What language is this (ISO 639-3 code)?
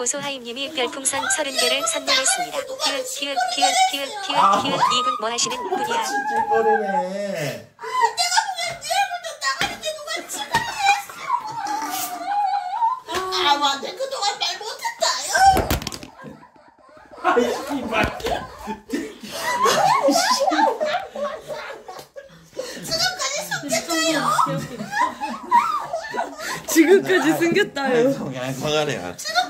kor